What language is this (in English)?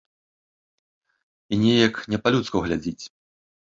Belarusian